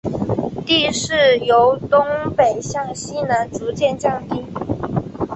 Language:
Chinese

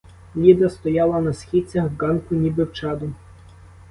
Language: Ukrainian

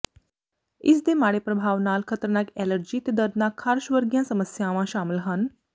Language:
Punjabi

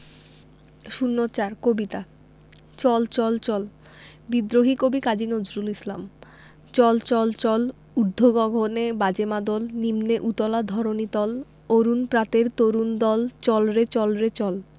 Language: Bangla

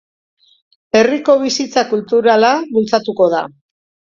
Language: Basque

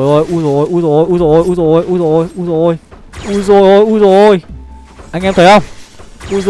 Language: Vietnamese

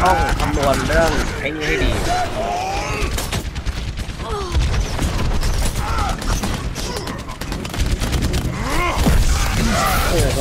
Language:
Thai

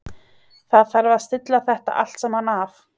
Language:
Icelandic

